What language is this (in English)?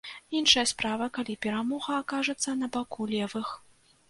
Belarusian